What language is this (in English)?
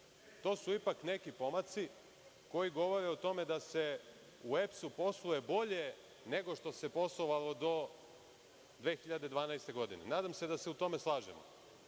Serbian